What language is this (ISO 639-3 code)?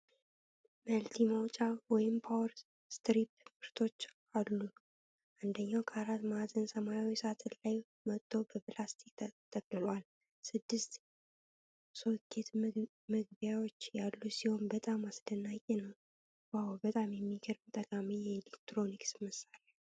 amh